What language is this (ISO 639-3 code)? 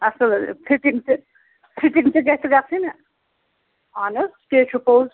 kas